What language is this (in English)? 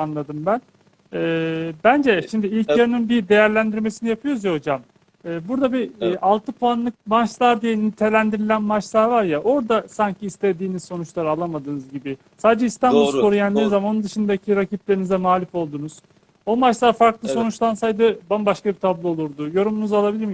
Turkish